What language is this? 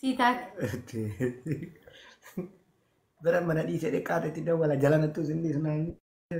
Arabic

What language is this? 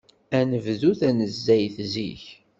Kabyle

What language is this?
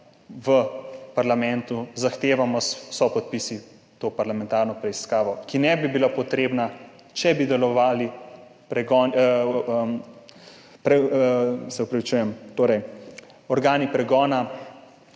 Slovenian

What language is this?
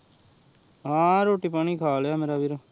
Punjabi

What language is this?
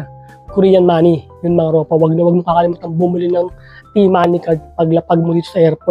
Filipino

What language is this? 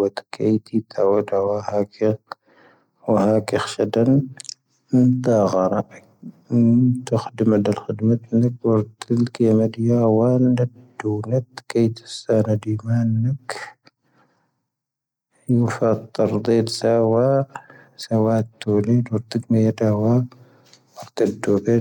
Tahaggart Tamahaq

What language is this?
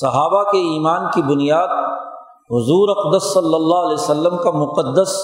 Urdu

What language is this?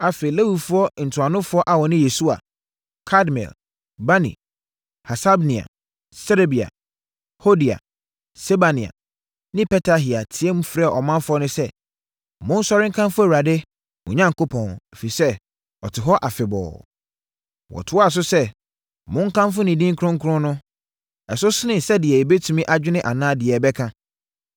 Akan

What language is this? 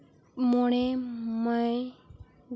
Santali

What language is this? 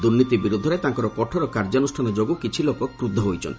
Odia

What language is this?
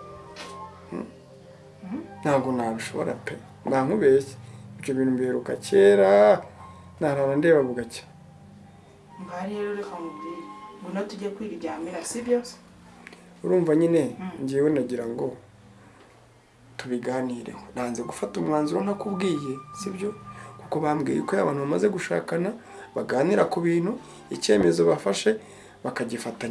English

